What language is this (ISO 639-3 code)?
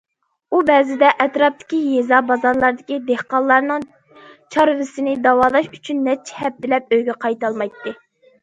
uig